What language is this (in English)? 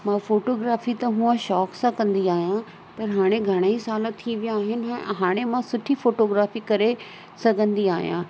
Sindhi